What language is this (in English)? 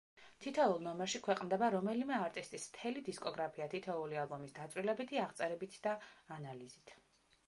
Georgian